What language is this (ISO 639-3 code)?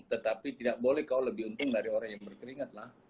ind